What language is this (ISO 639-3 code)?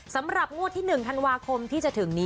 tha